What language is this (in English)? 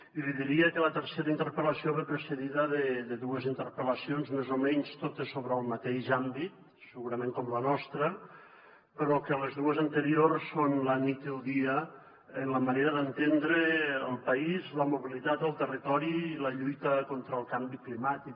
Catalan